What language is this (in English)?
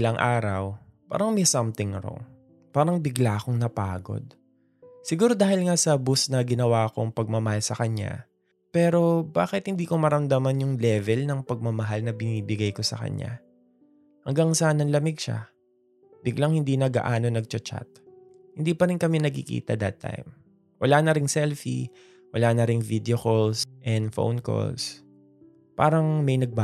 Filipino